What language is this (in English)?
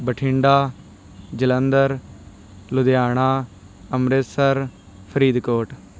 Punjabi